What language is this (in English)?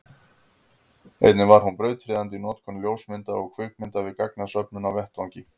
Icelandic